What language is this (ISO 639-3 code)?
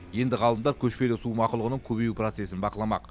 kaz